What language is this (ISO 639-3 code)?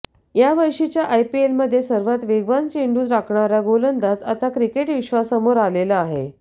mar